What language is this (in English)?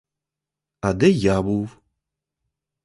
Ukrainian